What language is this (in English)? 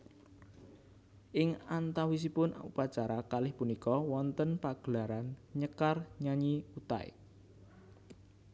Javanese